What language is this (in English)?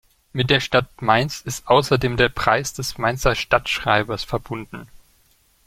German